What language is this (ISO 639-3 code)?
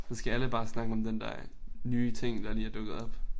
dan